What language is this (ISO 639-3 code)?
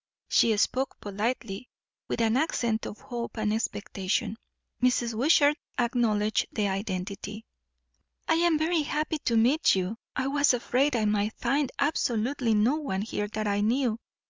eng